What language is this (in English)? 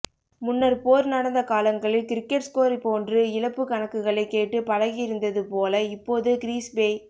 Tamil